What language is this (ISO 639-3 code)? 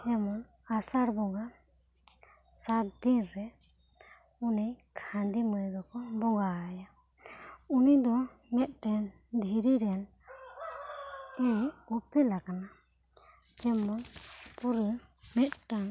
sat